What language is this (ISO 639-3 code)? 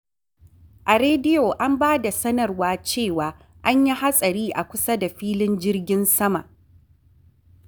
hau